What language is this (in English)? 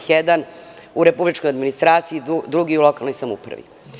Serbian